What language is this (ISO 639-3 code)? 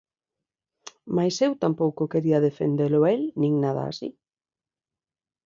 glg